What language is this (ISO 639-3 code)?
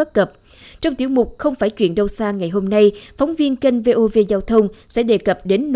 vie